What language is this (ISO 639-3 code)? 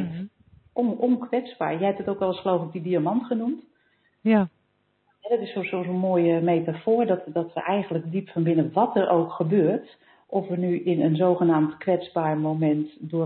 nld